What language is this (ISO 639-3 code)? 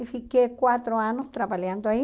por